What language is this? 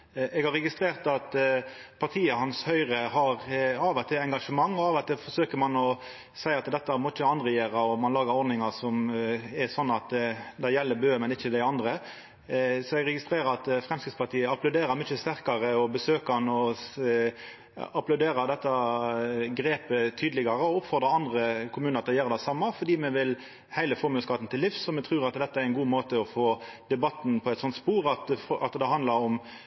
Norwegian Nynorsk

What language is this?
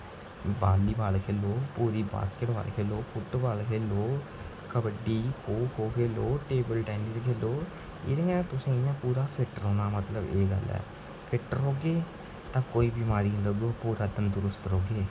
Dogri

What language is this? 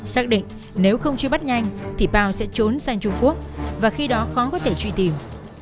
Vietnamese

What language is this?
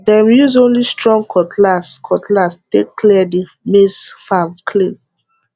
Nigerian Pidgin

